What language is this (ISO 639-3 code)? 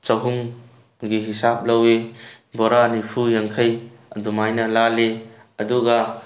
mni